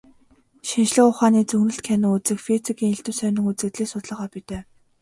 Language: Mongolian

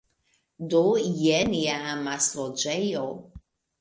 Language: Esperanto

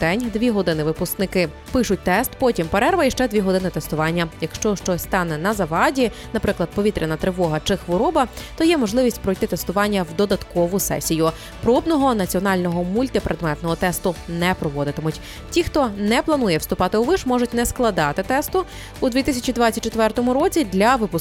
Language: Ukrainian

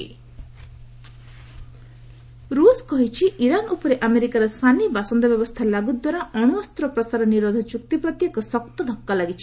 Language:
Odia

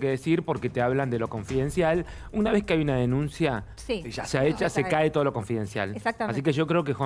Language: Spanish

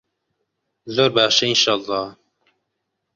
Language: Central Kurdish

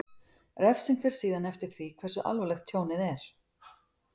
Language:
Icelandic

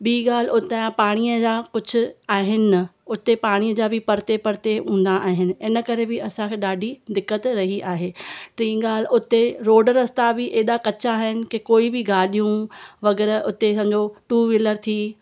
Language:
Sindhi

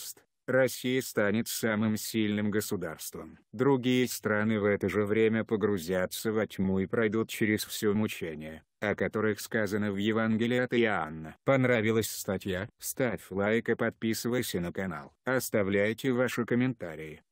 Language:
Russian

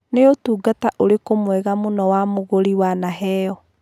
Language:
Kikuyu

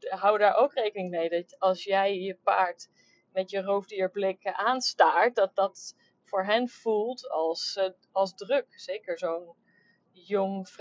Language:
Dutch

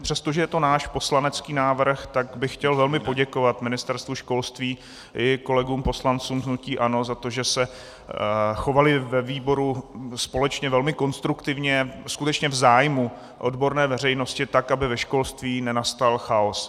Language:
Czech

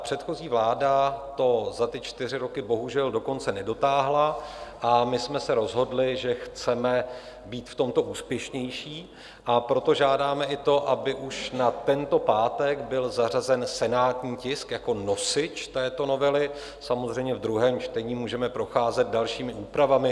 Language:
Czech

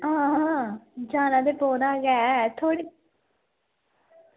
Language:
Dogri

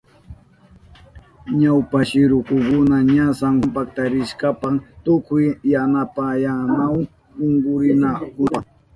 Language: Southern Pastaza Quechua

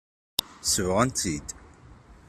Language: Kabyle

